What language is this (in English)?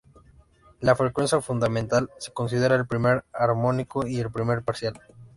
Spanish